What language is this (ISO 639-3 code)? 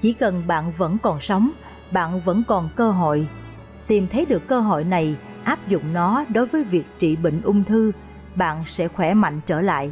vie